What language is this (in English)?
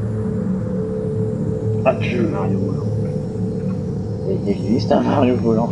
French